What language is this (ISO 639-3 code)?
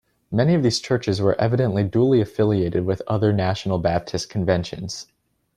eng